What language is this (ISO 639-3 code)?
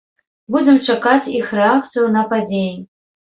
bel